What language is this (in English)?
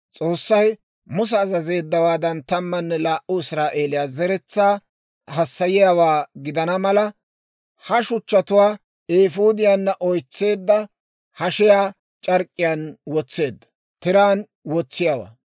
Dawro